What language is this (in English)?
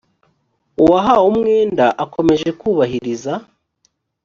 Kinyarwanda